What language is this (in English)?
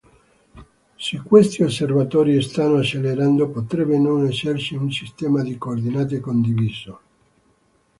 Italian